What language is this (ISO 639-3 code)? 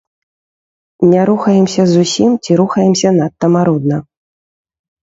bel